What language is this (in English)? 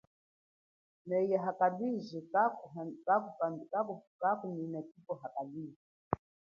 Chokwe